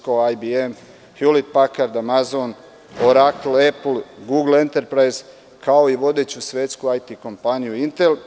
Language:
Serbian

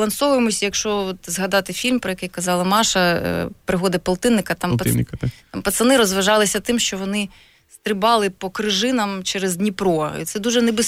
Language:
Ukrainian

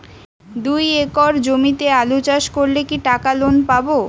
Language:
Bangla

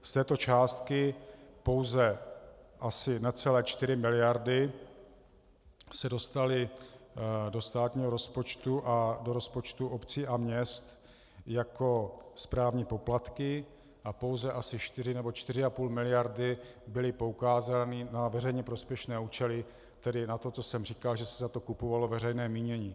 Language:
Czech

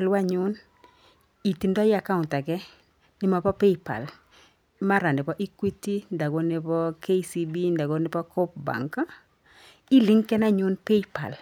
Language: Kalenjin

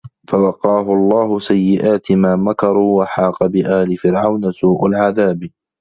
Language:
Arabic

